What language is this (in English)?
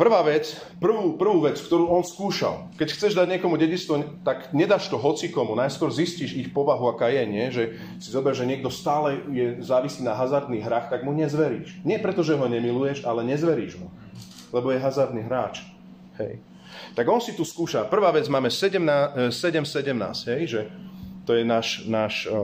Slovak